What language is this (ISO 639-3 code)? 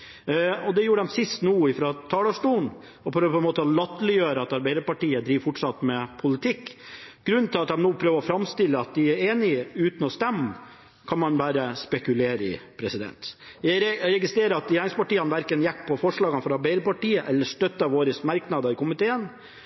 nob